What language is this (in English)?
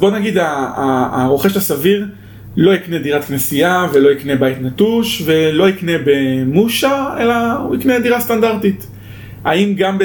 Hebrew